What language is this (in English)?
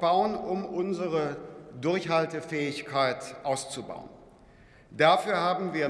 German